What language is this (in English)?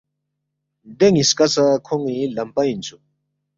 Balti